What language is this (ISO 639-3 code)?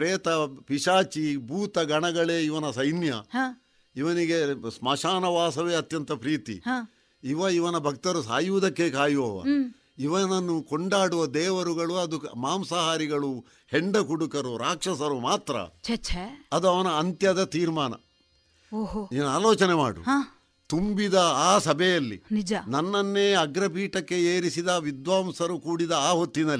kan